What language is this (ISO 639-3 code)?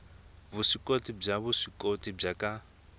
tso